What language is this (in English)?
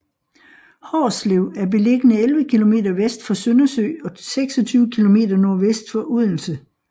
Danish